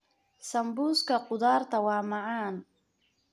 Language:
Somali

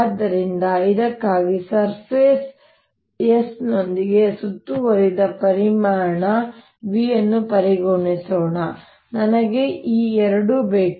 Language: Kannada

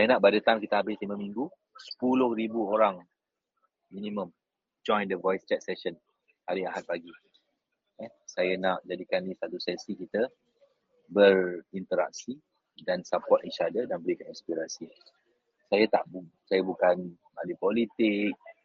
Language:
Malay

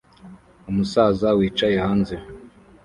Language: Kinyarwanda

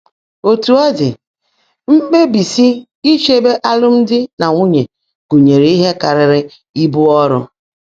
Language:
Igbo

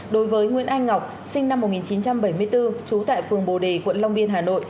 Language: Vietnamese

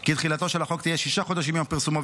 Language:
Hebrew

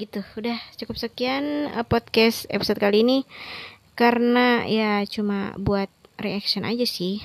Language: Indonesian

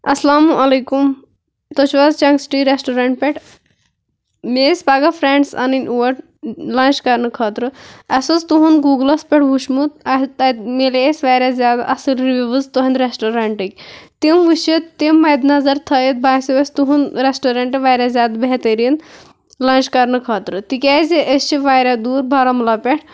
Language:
Kashmiri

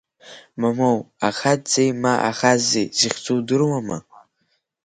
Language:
Abkhazian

